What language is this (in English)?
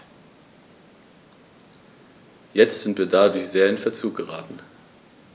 German